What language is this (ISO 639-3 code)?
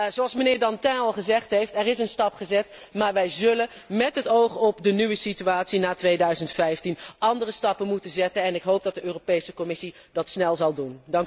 nld